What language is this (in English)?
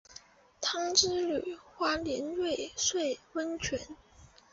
Chinese